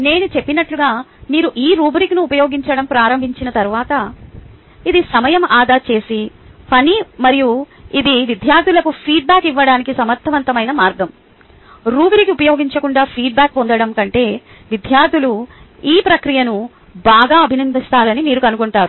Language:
Telugu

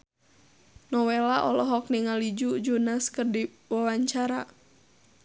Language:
Sundanese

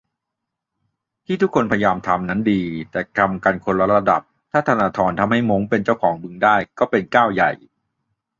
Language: Thai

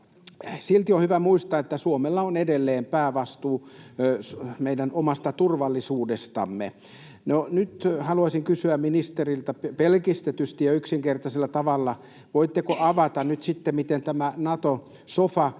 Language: Finnish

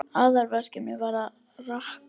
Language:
Icelandic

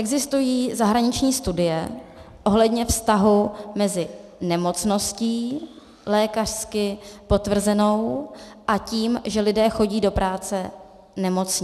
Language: Czech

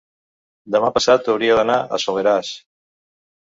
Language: Catalan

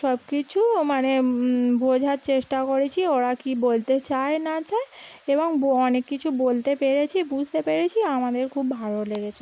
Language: Bangla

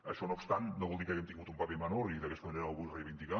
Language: Catalan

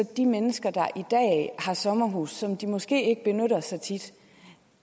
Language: Danish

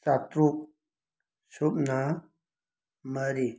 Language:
Manipuri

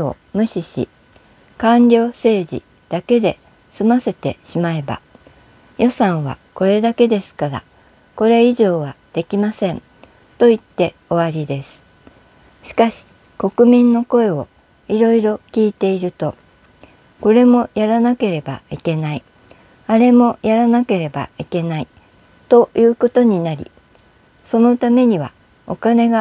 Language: Japanese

